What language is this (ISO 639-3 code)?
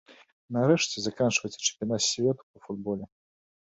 bel